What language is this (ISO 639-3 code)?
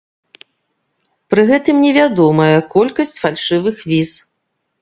bel